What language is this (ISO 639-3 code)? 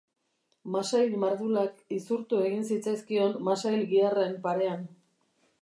eus